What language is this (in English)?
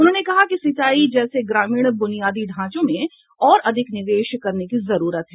Hindi